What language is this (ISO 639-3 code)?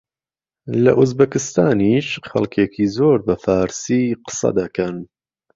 ckb